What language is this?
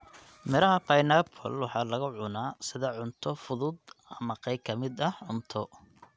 Somali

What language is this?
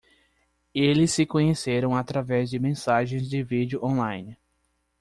Portuguese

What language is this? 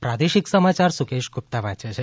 Gujarati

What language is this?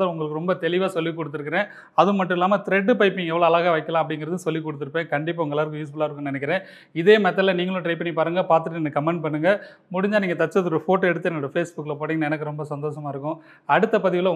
Tamil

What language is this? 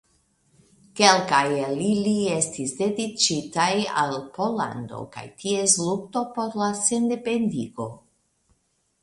Esperanto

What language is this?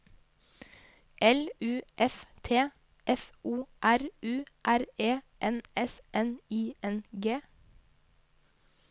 Norwegian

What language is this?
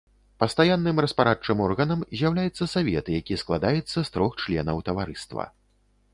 Belarusian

